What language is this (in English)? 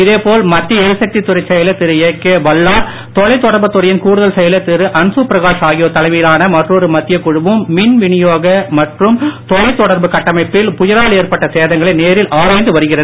Tamil